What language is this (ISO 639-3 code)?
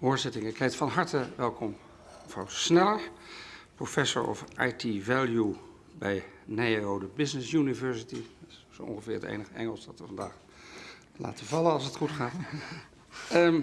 nld